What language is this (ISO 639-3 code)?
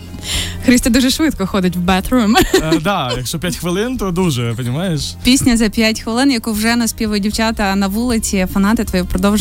ukr